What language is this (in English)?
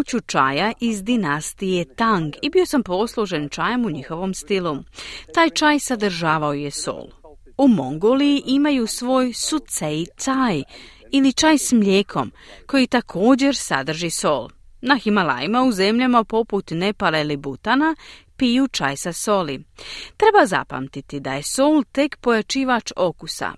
Croatian